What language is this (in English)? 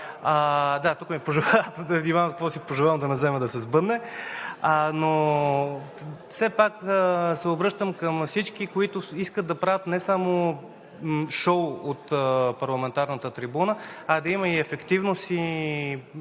Bulgarian